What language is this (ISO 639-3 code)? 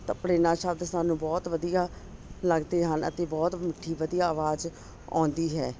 pan